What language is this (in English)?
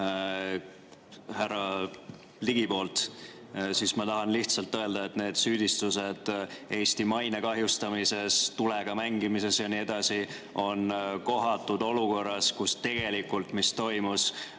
Estonian